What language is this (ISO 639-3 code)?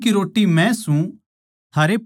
bgc